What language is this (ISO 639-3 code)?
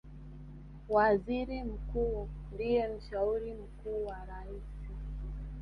swa